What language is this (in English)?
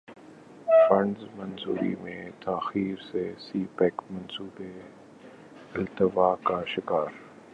Urdu